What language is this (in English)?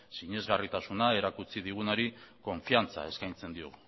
Basque